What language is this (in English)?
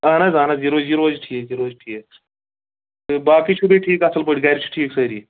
Kashmiri